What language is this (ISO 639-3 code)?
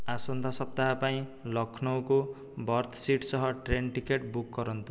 ori